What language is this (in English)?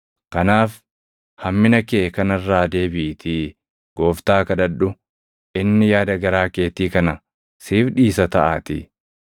Oromo